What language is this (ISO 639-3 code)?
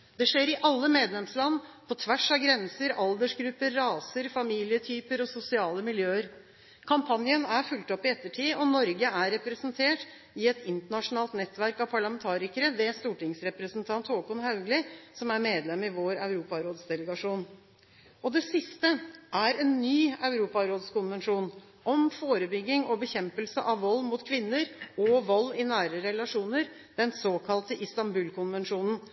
nob